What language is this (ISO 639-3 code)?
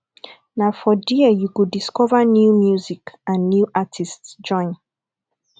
pcm